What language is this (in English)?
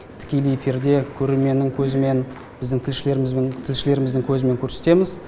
Kazakh